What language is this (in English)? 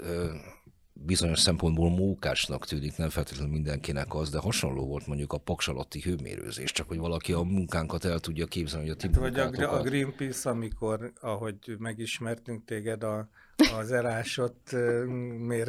Hungarian